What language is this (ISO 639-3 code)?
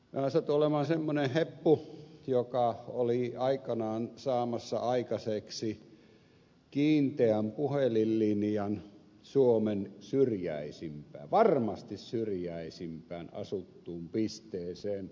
fin